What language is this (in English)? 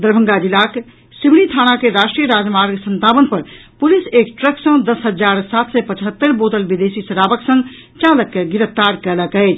Maithili